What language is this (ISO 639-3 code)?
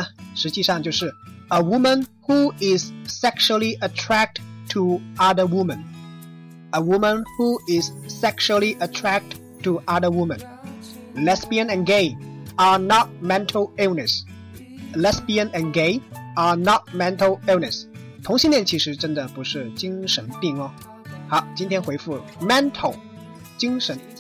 zho